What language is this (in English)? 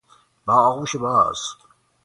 Persian